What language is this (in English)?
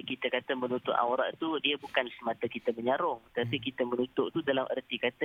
Malay